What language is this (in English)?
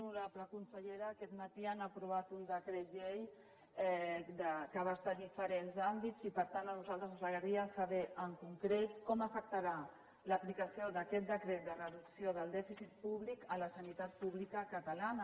Catalan